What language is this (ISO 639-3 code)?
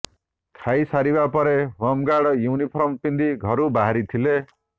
ori